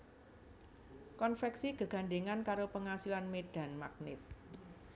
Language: Javanese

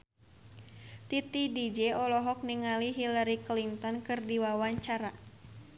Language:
Sundanese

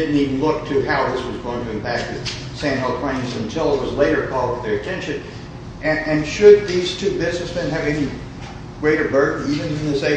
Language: English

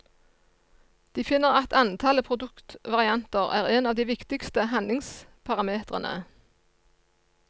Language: Norwegian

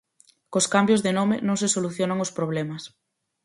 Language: Galician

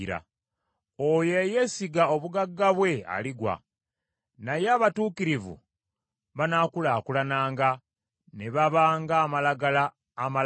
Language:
Ganda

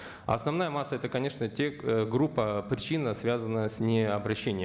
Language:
Kazakh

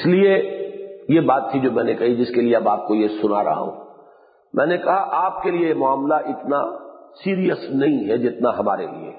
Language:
Urdu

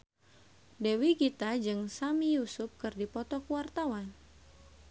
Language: Sundanese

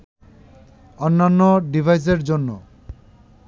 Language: Bangla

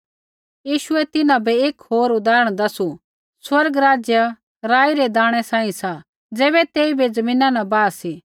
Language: Kullu Pahari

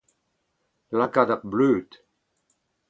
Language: Breton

